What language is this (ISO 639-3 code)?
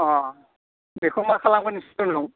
brx